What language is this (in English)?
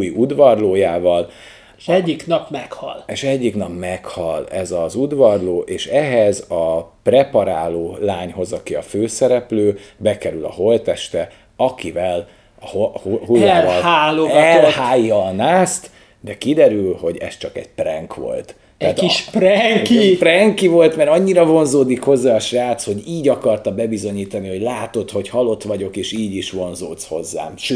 Hungarian